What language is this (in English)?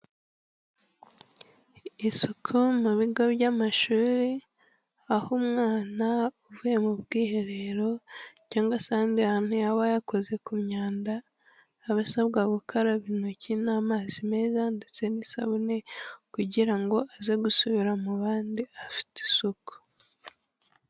Kinyarwanda